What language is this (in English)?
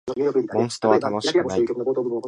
Japanese